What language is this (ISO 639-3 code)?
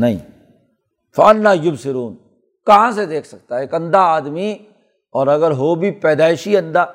urd